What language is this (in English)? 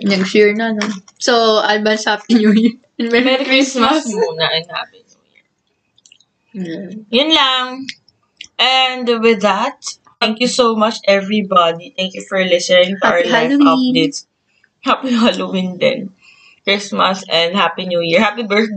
Filipino